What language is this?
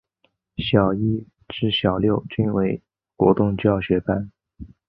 Chinese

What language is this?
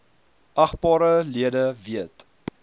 Afrikaans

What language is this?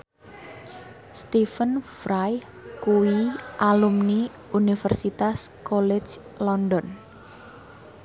Javanese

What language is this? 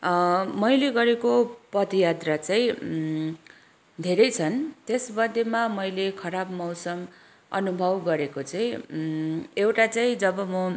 Nepali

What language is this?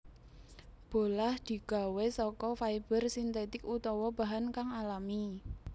Javanese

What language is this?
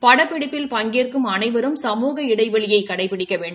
Tamil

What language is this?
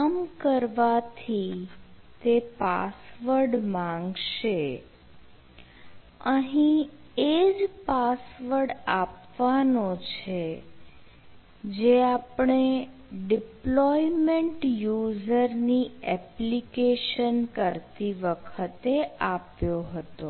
Gujarati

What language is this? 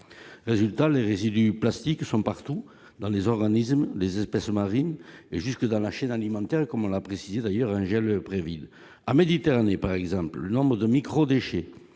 French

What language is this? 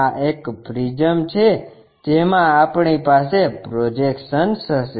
Gujarati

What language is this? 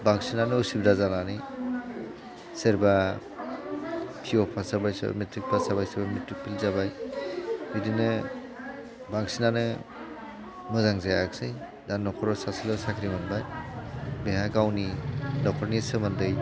Bodo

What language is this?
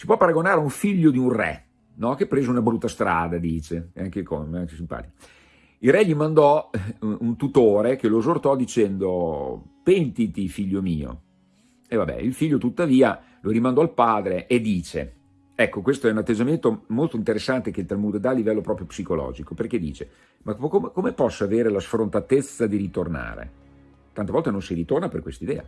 Italian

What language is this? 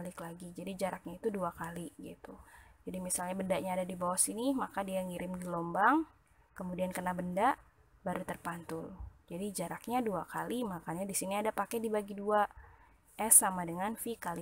Indonesian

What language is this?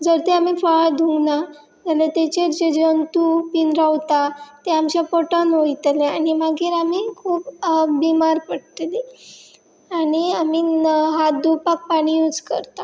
Konkani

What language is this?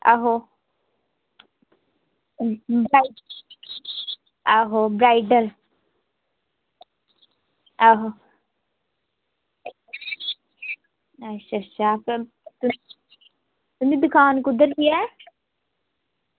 Dogri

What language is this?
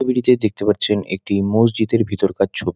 Bangla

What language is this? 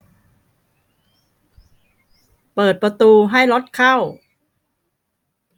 Thai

